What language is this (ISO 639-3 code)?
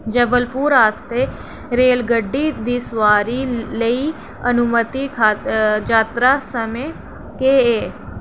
doi